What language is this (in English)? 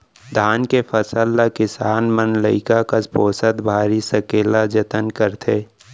Chhattisgarhi